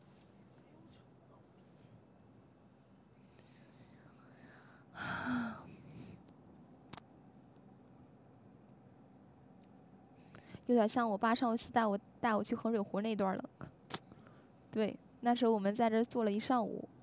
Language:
Chinese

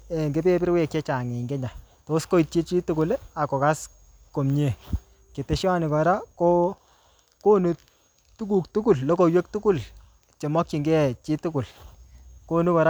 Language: Kalenjin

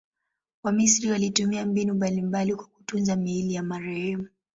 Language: Swahili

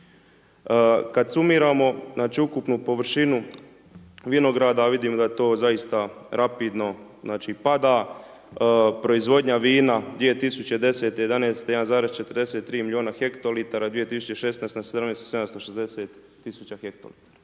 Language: Croatian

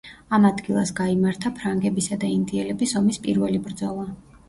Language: Georgian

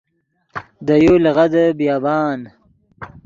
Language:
Yidgha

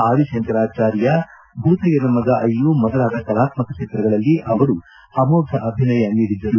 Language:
Kannada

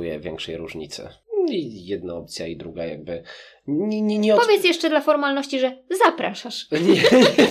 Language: Polish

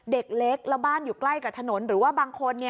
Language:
Thai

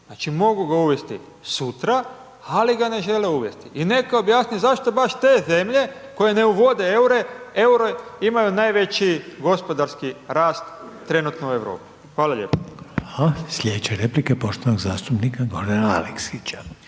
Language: Croatian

